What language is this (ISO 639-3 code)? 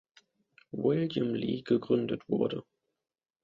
deu